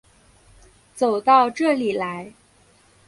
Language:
Chinese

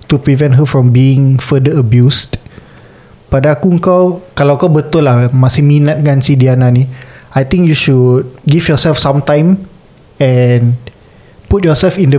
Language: Malay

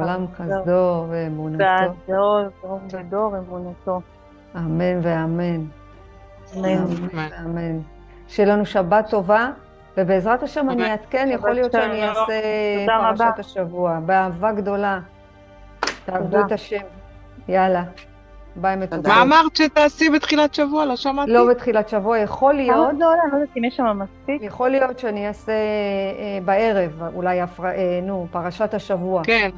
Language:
Hebrew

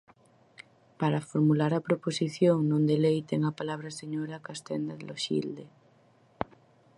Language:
Galician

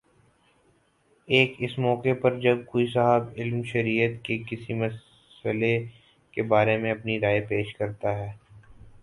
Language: Urdu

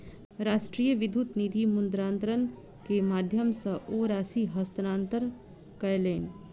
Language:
Maithili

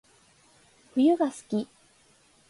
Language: Japanese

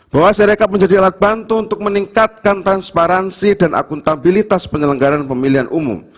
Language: Indonesian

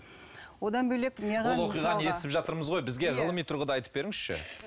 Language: Kazakh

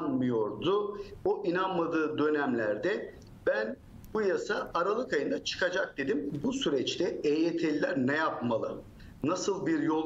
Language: Turkish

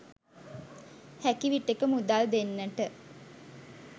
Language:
Sinhala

